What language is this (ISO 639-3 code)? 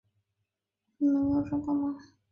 zho